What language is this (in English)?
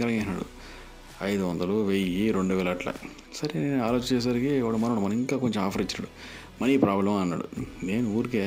Telugu